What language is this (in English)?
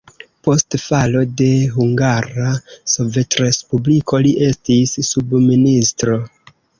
Esperanto